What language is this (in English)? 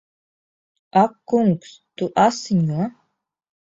Latvian